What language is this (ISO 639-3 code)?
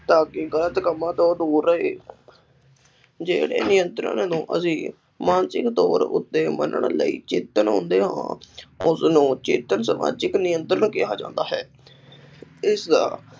pan